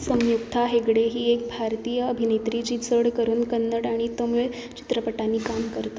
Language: Konkani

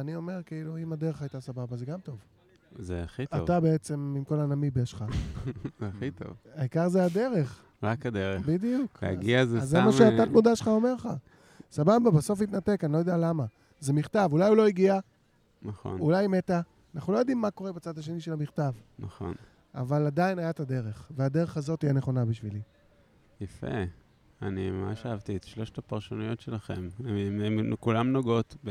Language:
Hebrew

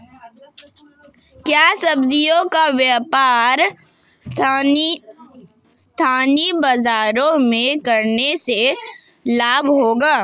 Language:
Hindi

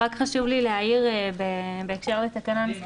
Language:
Hebrew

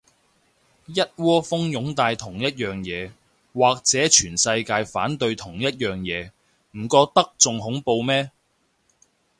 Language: Cantonese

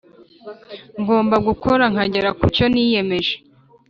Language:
Kinyarwanda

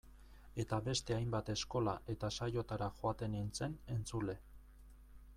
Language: Basque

